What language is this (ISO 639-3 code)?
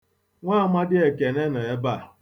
ibo